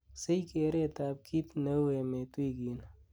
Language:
Kalenjin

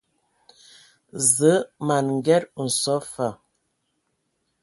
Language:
Ewondo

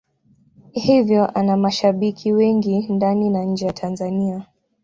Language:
Swahili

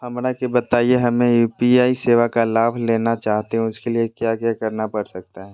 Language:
Magahi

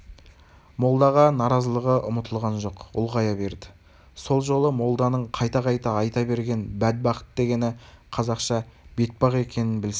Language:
Kazakh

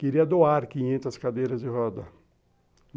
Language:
Portuguese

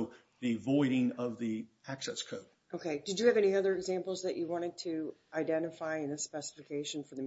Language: English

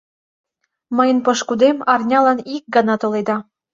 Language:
Mari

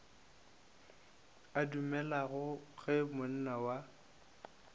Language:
Northern Sotho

